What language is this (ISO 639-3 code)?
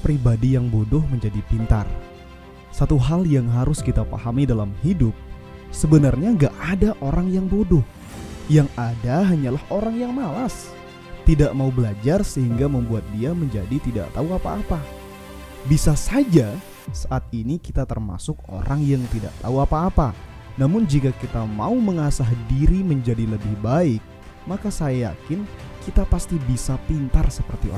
ind